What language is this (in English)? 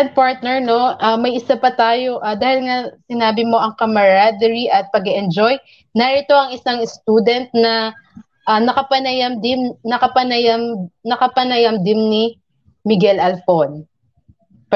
Filipino